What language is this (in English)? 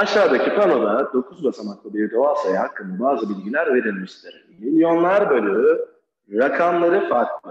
Turkish